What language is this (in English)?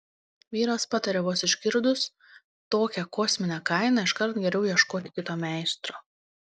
Lithuanian